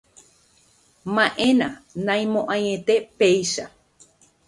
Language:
Guarani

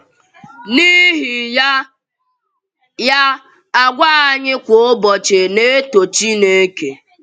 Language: Igbo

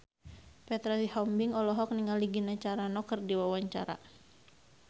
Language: Sundanese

